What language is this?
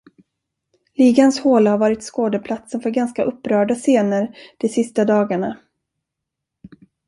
Swedish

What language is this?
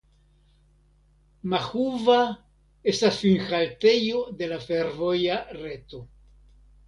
Esperanto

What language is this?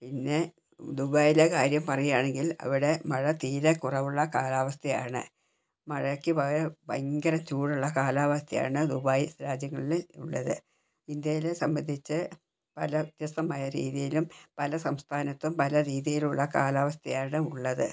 Malayalam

